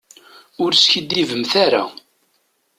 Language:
Kabyle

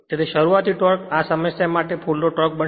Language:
Gujarati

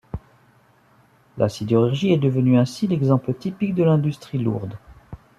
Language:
French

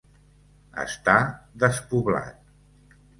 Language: Catalan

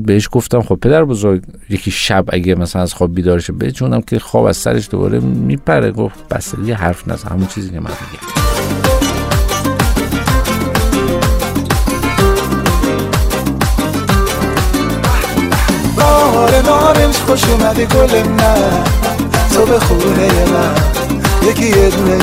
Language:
Persian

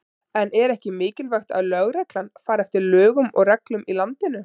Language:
Icelandic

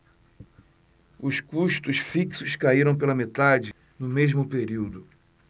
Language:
Portuguese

